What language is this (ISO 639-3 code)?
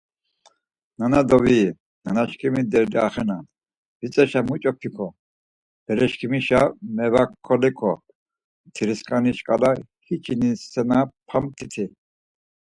lzz